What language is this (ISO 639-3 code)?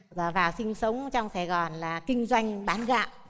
vie